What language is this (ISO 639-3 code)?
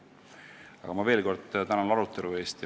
est